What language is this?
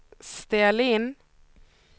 Swedish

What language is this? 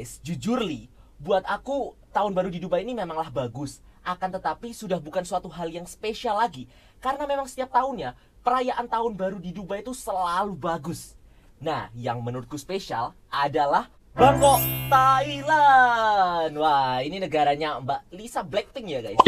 Indonesian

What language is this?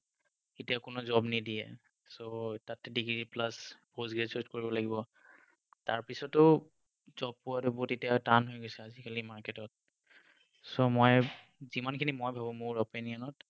Assamese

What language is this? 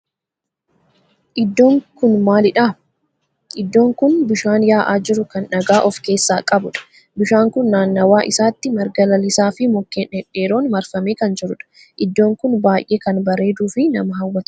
Oromo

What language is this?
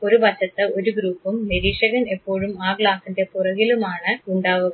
Malayalam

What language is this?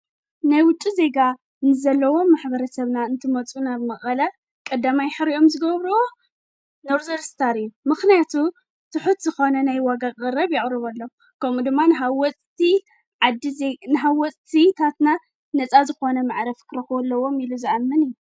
Tigrinya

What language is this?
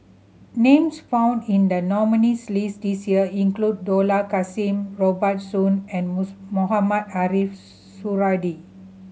English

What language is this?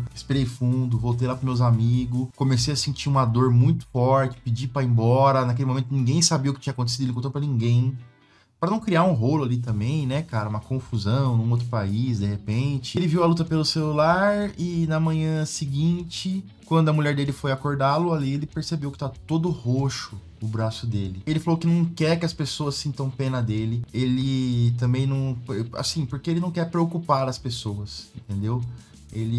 Portuguese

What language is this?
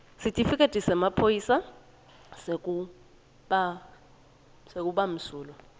Swati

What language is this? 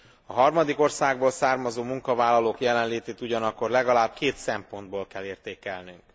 Hungarian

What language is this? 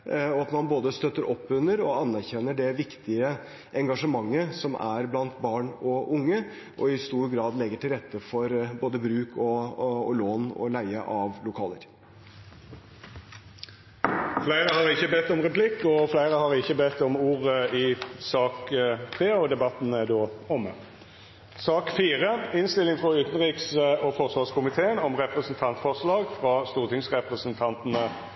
Norwegian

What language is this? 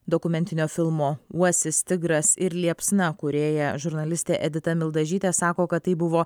Lithuanian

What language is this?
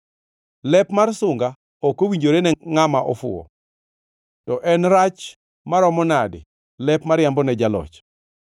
Luo (Kenya and Tanzania)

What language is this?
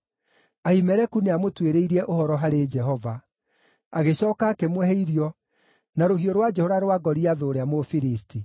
Kikuyu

